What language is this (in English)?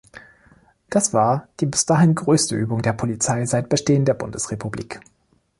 German